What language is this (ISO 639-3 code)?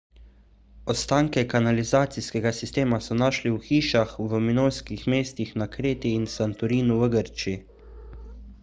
slv